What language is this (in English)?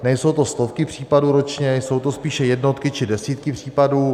Czech